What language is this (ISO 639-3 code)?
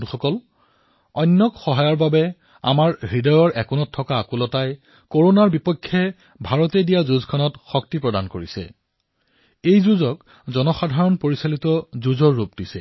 asm